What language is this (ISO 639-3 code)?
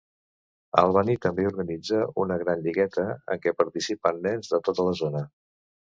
cat